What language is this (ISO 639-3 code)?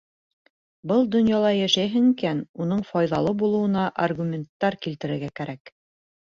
bak